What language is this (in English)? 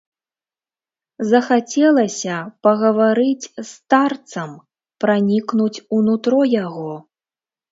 Belarusian